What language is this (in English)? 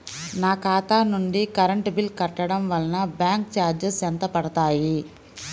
Telugu